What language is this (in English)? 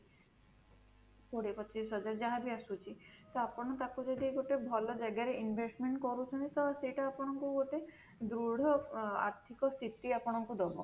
Odia